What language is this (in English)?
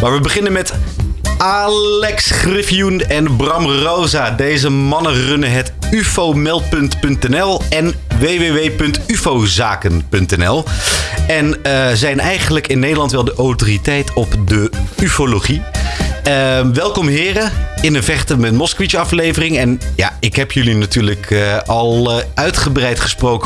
Dutch